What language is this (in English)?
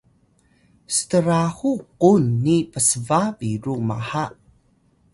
Atayal